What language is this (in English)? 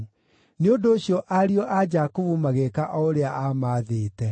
Kikuyu